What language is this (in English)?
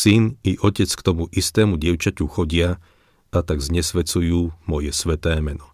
Slovak